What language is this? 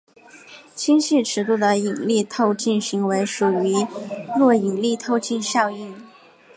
Chinese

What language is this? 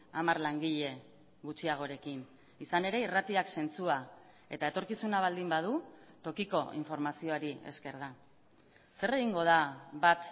Basque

